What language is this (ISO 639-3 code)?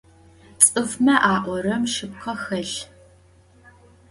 ady